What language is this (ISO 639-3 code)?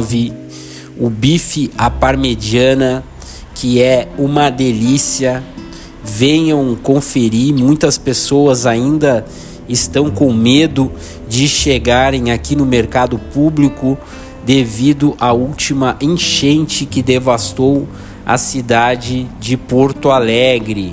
por